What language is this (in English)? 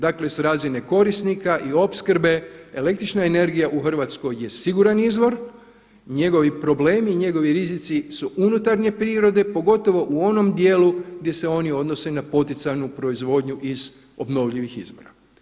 Croatian